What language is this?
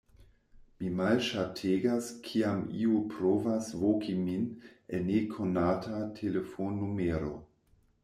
Esperanto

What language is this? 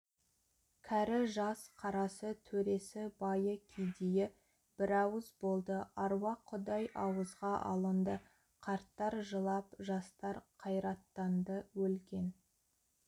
Kazakh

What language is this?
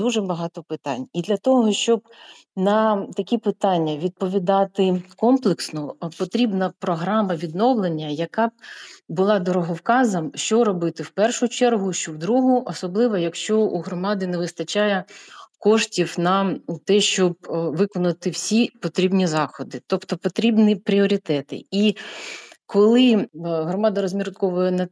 Ukrainian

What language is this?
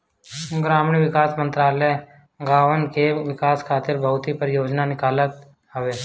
Bhojpuri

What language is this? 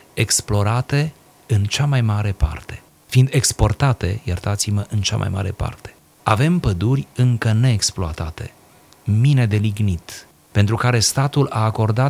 Romanian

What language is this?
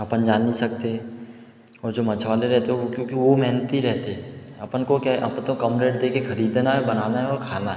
Hindi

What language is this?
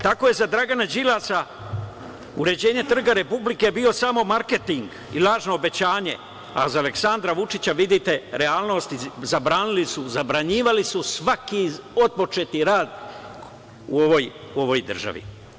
Serbian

